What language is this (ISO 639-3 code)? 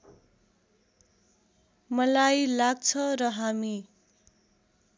nep